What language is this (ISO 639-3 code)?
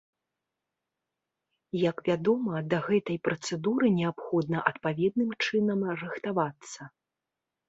bel